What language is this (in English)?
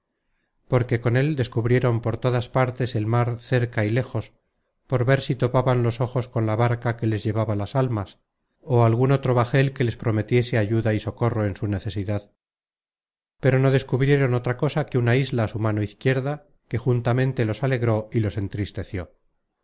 Spanish